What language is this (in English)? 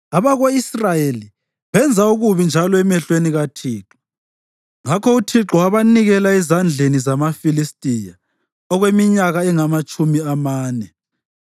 North Ndebele